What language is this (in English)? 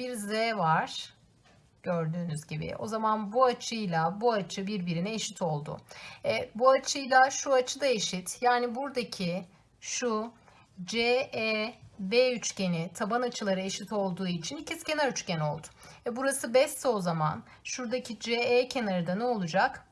Turkish